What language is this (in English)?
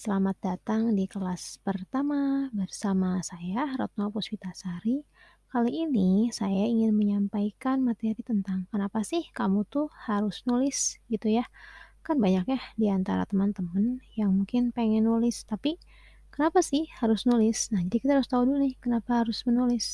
Indonesian